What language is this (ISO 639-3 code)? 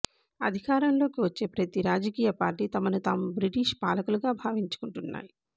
tel